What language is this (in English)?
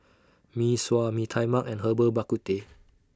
English